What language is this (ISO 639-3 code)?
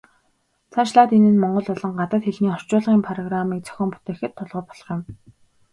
mon